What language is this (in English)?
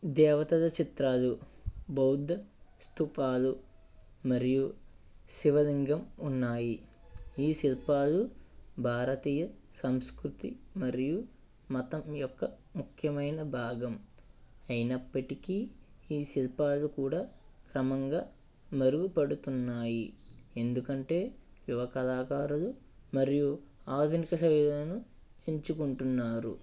Telugu